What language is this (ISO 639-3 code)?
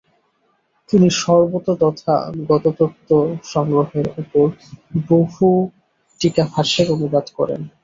ben